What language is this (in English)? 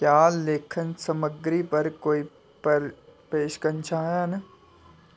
Dogri